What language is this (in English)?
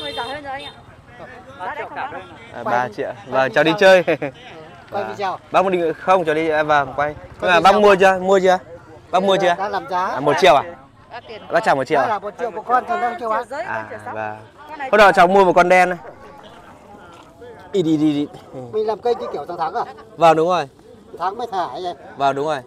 Vietnamese